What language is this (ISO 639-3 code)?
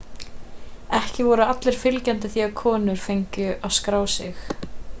isl